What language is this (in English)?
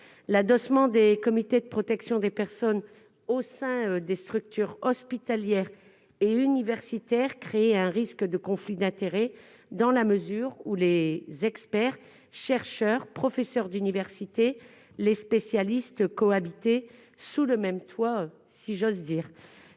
French